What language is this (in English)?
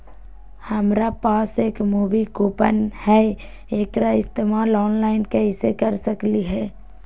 Magahi